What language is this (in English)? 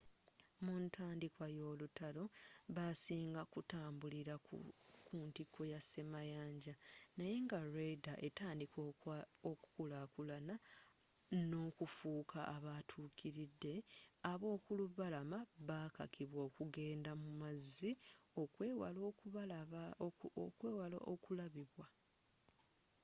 Ganda